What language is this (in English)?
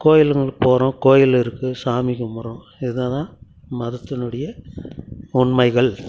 Tamil